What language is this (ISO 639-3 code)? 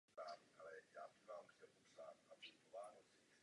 ces